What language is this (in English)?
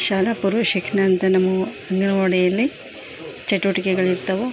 Kannada